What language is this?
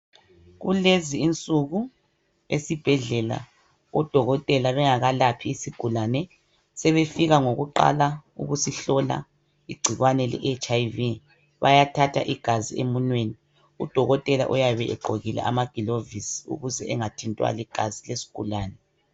North Ndebele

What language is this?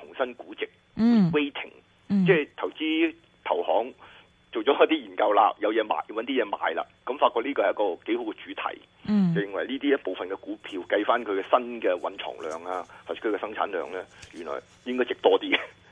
Chinese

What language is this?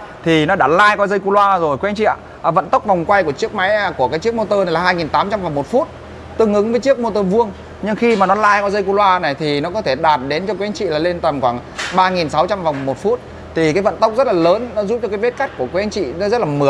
Vietnamese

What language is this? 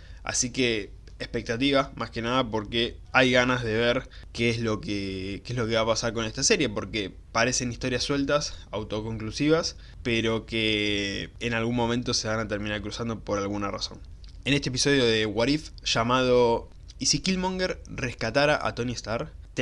Spanish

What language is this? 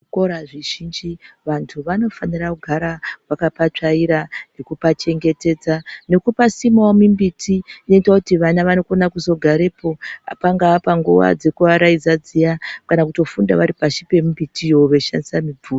Ndau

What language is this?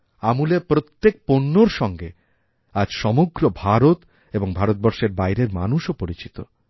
Bangla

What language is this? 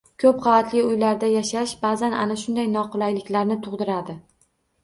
Uzbek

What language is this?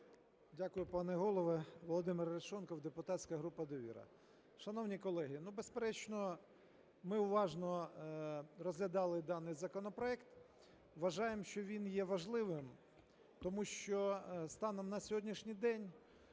Ukrainian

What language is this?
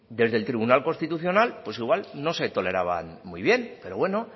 Spanish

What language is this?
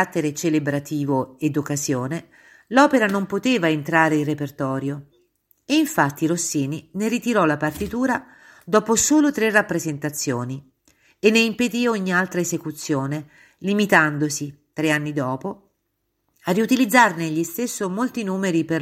Italian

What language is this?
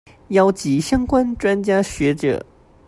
Chinese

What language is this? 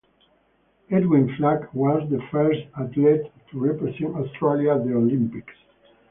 English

